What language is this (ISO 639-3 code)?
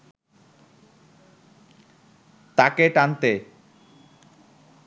ben